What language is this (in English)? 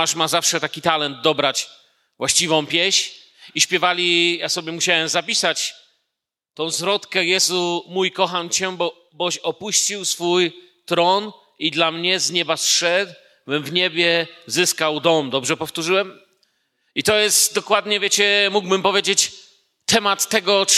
Polish